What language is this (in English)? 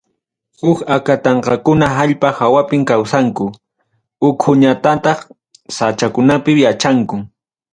Ayacucho Quechua